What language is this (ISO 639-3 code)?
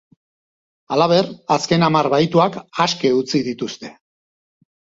eus